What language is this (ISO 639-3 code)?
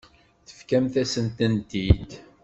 kab